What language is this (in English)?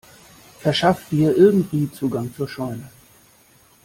German